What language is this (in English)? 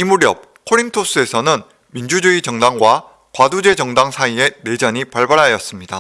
Korean